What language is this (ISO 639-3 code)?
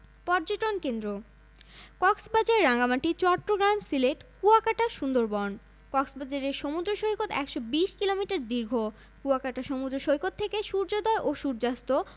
ben